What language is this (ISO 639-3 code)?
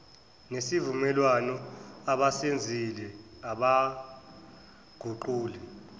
zul